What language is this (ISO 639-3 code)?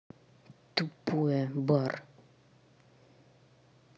rus